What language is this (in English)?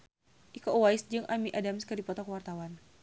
Sundanese